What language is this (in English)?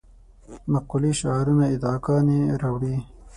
Pashto